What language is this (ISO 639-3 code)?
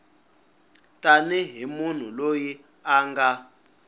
tso